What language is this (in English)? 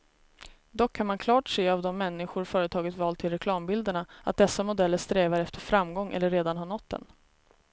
Swedish